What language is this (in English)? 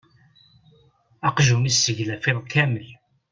Kabyle